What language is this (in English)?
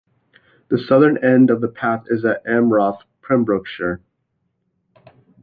English